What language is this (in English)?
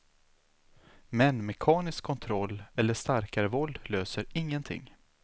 Swedish